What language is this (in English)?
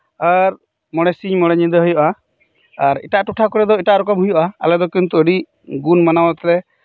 Santali